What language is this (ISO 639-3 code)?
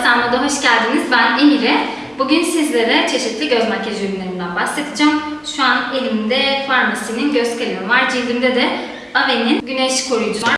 tur